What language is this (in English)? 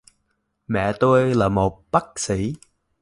Vietnamese